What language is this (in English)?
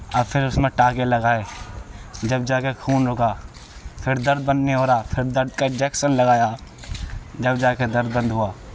Urdu